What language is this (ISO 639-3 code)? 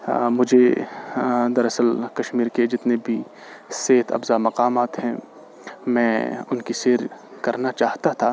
urd